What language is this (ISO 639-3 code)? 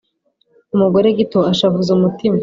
kin